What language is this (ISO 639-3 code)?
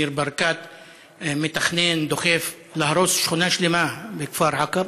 heb